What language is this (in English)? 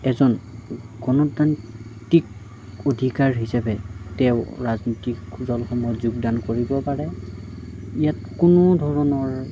Assamese